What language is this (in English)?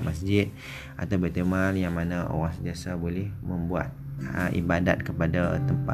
Malay